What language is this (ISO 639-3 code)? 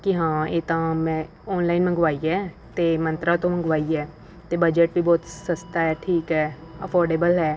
pan